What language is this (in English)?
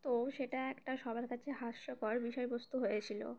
Bangla